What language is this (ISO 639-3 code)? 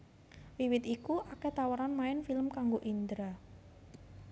jav